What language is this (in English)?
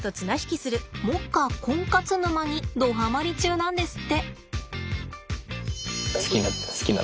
Japanese